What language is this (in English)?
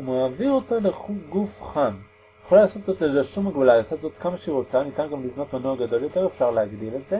Hebrew